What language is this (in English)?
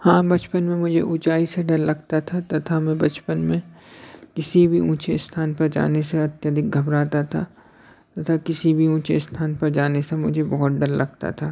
Hindi